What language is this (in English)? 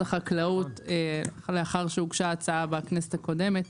Hebrew